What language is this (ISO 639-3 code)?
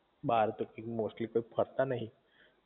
guj